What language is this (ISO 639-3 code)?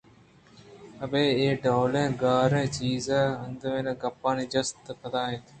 bgp